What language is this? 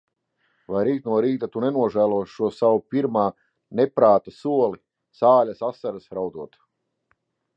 Latvian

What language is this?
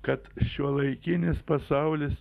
Lithuanian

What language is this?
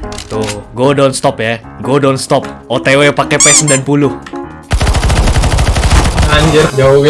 Indonesian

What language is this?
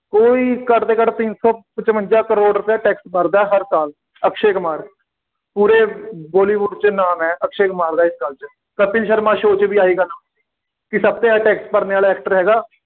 Punjabi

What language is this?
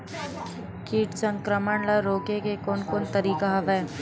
Chhattisgarhi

